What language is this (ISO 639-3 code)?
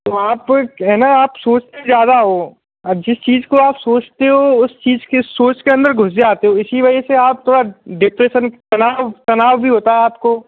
hin